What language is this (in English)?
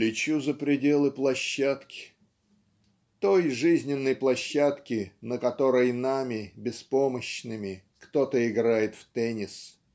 Russian